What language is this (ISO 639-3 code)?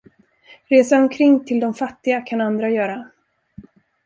swe